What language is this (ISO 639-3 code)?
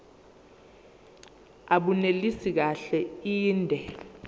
zul